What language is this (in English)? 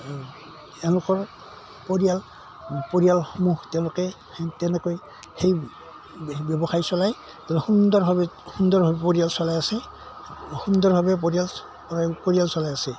Assamese